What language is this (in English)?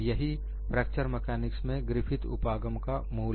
Hindi